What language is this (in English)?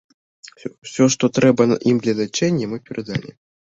Belarusian